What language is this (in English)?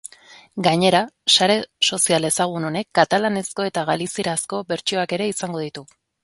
Basque